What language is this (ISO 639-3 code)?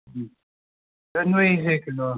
mni